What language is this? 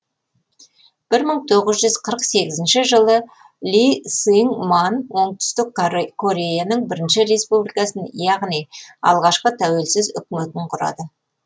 Kazakh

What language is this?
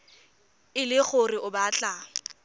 Tswana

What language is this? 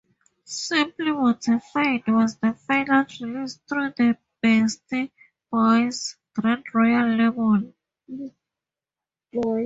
English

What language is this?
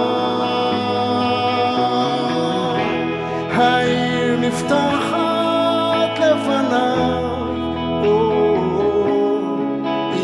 Hebrew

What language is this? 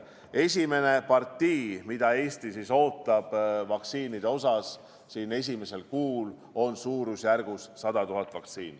Estonian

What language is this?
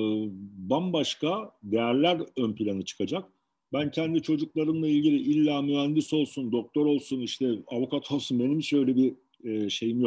Turkish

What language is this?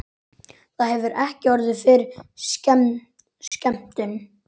Icelandic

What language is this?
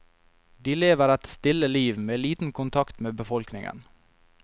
Norwegian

